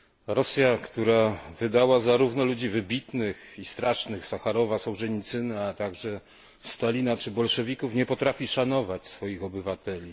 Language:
Polish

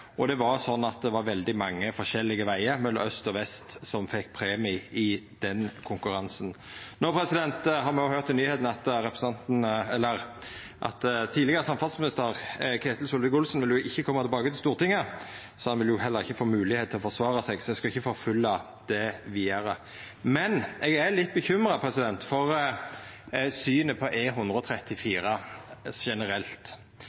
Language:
Norwegian Nynorsk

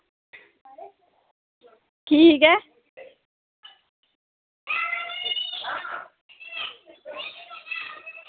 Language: Dogri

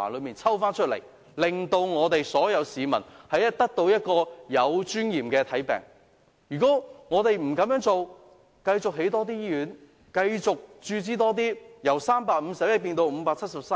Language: Cantonese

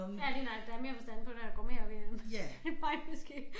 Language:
Danish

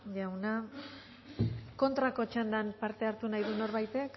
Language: Basque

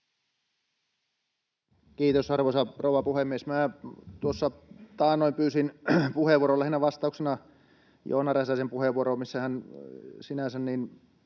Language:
Finnish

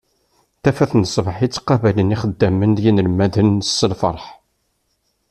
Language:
Kabyle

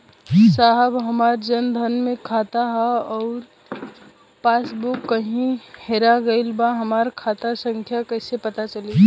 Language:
Bhojpuri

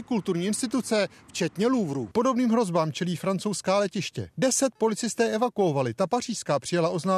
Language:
Czech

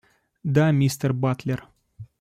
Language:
Russian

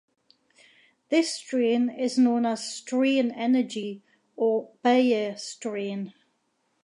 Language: English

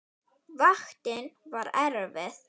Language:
Icelandic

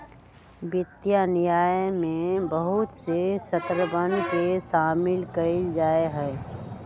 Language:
Magahi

